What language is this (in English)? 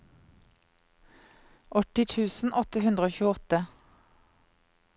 Norwegian